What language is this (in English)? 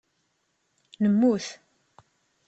Kabyle